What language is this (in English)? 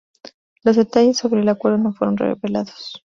Spanish